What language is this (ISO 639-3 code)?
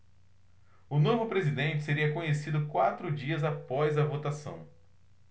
por